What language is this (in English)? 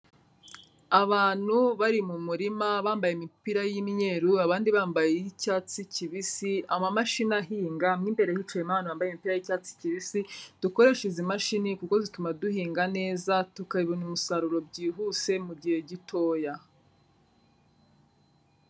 Kinyarwanda